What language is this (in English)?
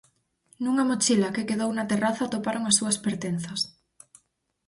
Galician